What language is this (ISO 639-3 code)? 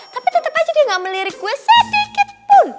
ind